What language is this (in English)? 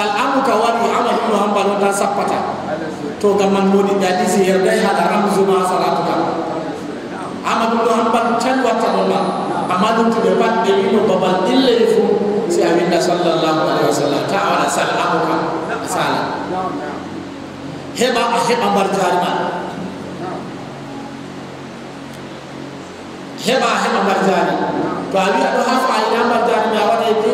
Indonesian